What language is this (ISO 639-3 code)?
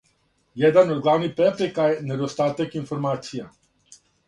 srp